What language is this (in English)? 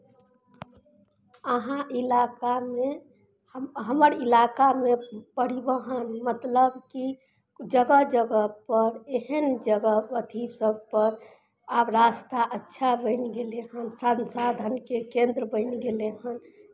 Maithili